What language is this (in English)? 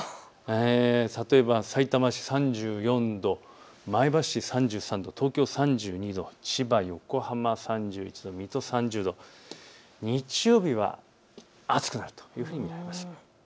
Japanese